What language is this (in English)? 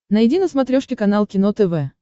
Russian